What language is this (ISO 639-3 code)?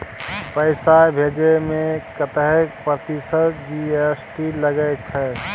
mai